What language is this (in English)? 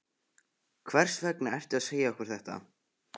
Icelandic